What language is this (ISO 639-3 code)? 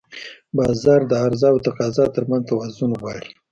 pus